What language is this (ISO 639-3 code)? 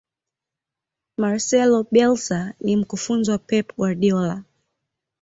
swa